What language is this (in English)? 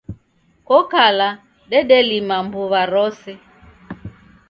Taita